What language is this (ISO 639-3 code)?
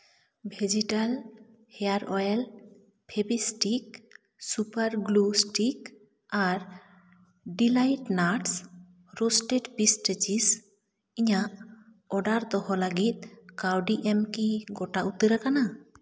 sat